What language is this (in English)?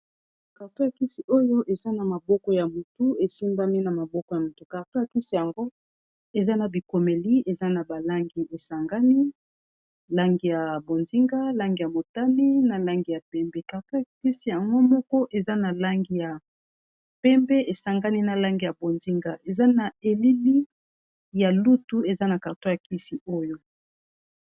Lingala